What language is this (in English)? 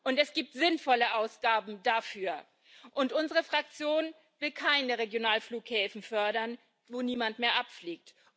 German